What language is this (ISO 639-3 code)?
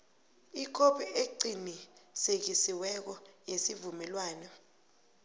nbl